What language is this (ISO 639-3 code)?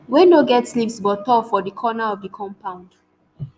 pcm